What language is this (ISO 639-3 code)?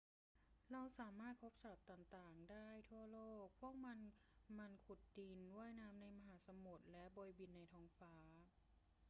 tha